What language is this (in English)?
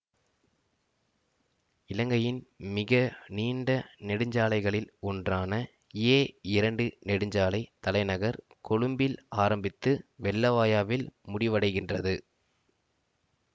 Tamil